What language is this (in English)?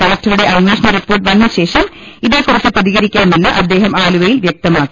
Malayalam